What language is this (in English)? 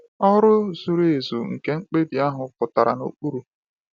Igbo